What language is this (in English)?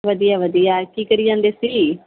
Punjabi